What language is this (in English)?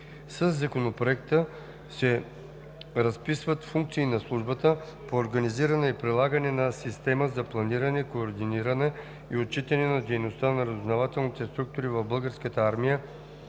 Bulgarian